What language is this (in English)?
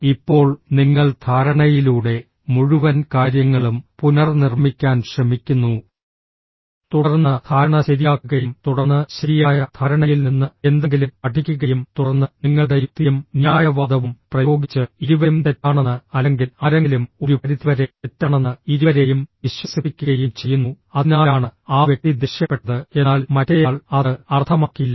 Malayalam